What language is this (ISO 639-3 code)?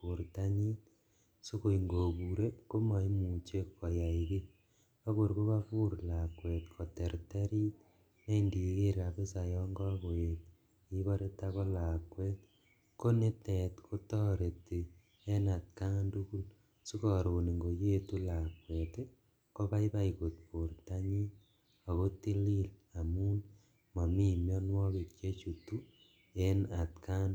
kln